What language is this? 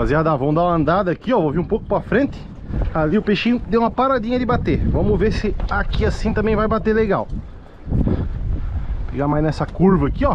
Portuguese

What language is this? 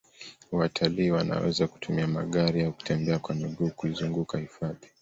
Swahili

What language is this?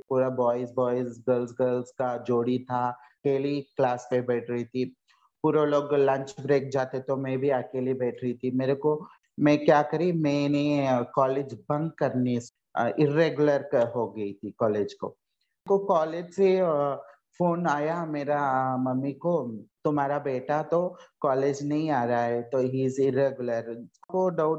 Hindi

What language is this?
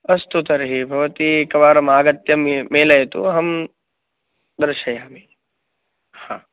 Sanskrit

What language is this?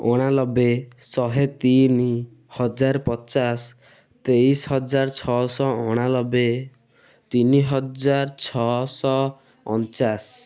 Odia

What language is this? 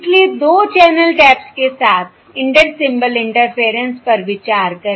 Hindi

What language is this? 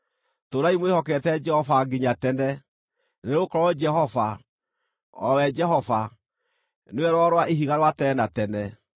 Kikuyu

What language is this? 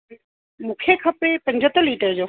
Sindhi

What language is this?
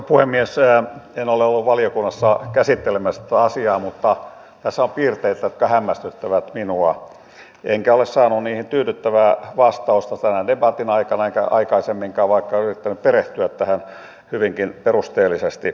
Finnish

